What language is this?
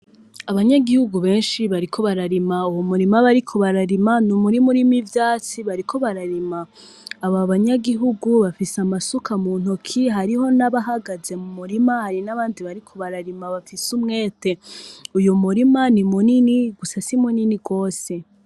Rundi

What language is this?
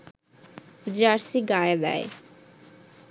Bangla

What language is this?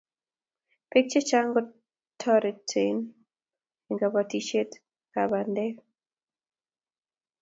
Kalenjin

